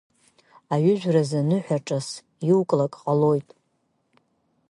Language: Abkhazian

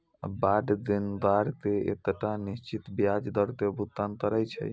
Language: Maithili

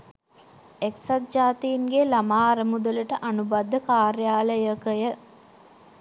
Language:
Sinhala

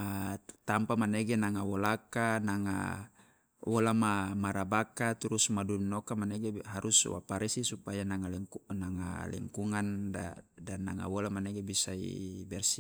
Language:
Loloda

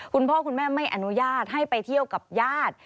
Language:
Thai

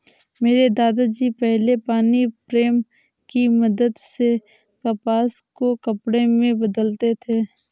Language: Hindi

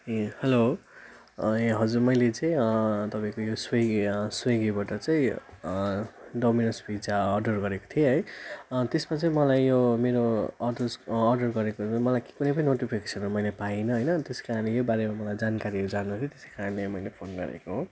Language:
Nepali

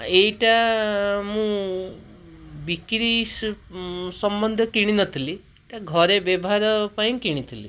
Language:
Odia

